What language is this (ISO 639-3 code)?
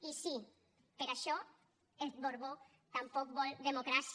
cat